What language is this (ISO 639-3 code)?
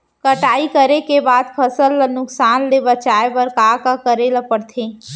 hne